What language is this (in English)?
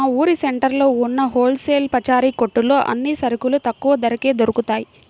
Telugu